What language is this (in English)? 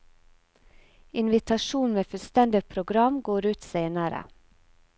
Norwegian